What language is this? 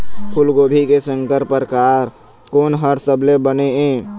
Chhattisgarhi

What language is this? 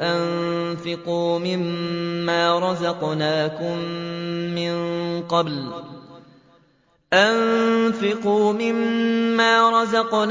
Arabic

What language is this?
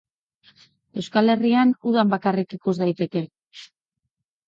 Basque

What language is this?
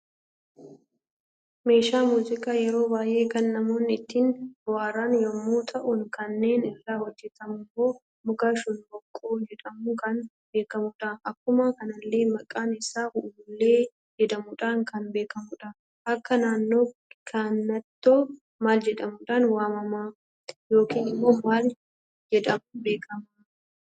Oromo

